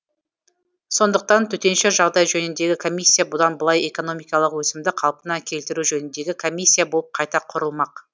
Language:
Kazakh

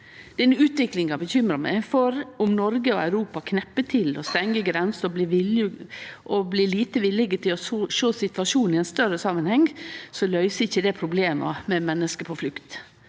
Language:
Norwegian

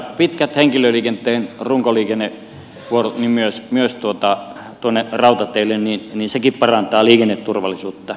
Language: Finnish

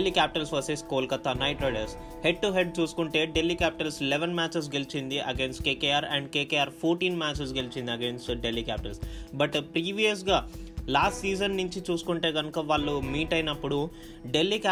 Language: Telugu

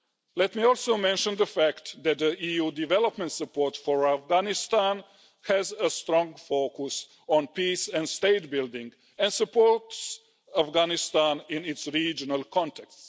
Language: English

